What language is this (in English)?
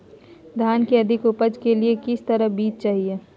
Magahi